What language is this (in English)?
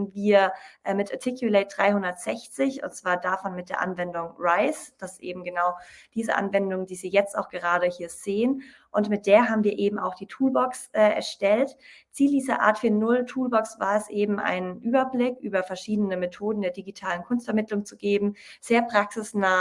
German